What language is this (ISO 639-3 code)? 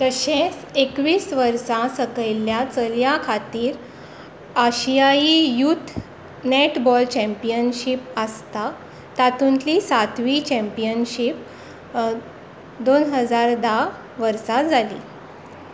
kok